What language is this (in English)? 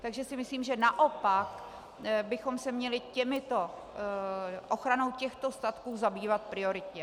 Czech